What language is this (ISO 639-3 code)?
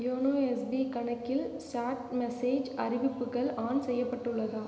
tam